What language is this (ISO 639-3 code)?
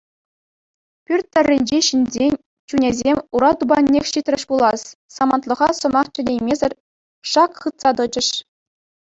chv